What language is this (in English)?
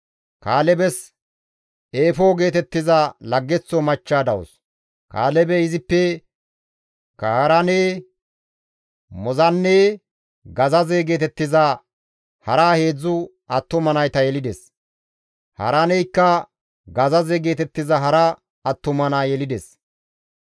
Gamo